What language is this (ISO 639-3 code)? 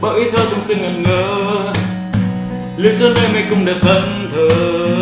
vie